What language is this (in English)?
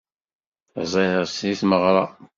Kabyle